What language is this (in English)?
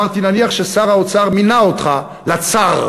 Hebrew